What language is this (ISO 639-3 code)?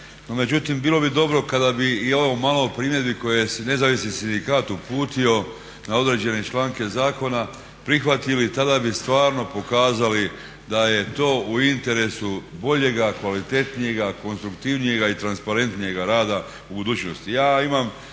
hrv